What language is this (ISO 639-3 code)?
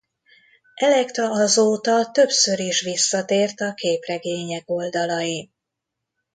hun